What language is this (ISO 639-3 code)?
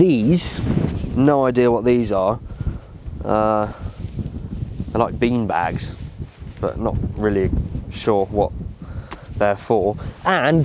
eng